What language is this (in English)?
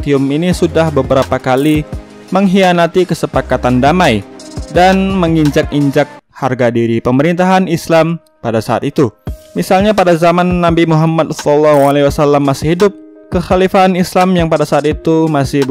Indonesian